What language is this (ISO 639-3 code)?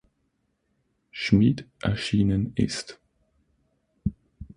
deu